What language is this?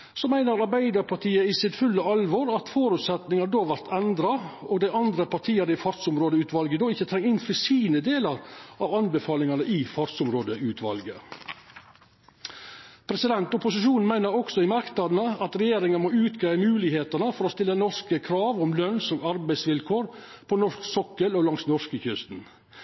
Norwegian Nynorsk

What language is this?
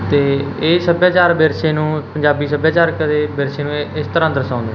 Punjabi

